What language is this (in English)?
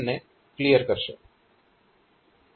Gujarati